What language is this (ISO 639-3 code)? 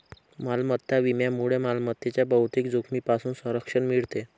mar